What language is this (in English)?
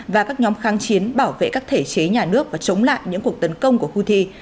Vietnamese